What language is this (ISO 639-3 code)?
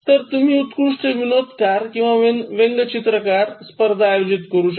mar